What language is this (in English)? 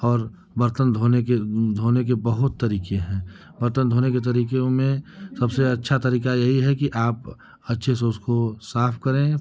Hindi